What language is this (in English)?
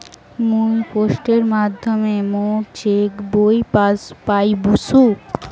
Bangla